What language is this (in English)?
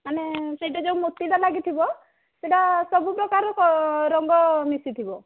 Odia